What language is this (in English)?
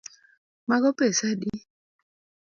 Luo (Kenya and Tanzania)